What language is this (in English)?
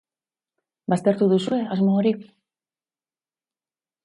Basque